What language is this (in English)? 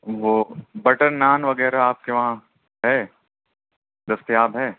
Urdu